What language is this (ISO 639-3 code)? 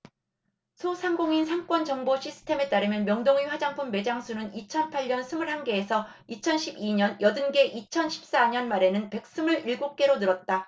kor